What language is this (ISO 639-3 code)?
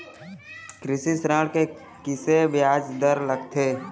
hne